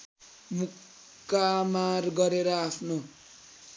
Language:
Nepali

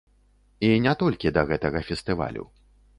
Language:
Belarusian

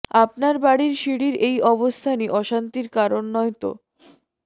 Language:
Bangla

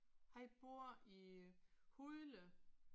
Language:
Danish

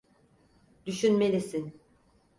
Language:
Turkish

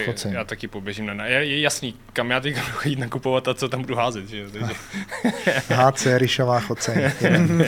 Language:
Czech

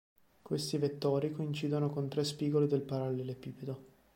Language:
Italian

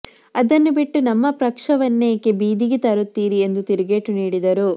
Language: Kannada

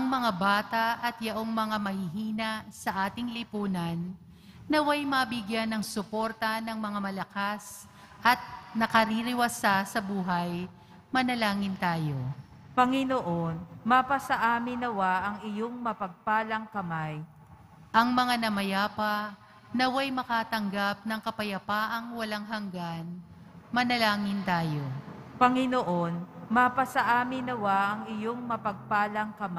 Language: Filipino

